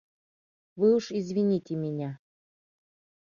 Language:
Mari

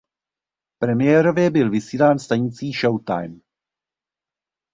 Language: Czech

